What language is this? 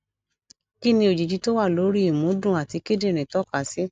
Yoruba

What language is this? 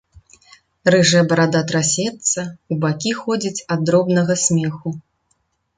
Belarusian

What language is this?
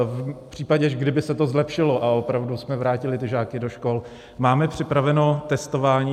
Czech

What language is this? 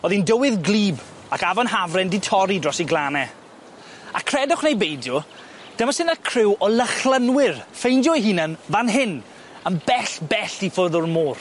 Welsh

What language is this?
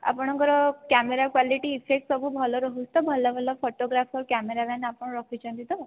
Odia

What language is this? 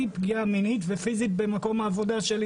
Hebrew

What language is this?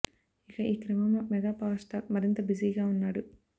Telugu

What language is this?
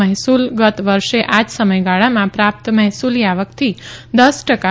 Gujarati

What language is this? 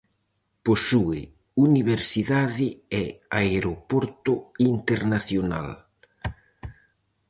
Galician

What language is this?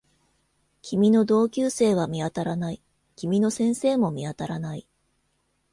Japanese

